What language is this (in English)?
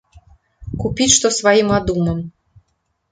Belarusian